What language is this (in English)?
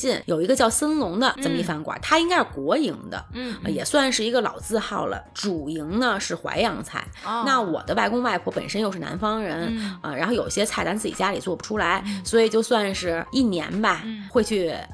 Chinese